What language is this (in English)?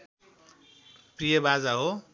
Nepali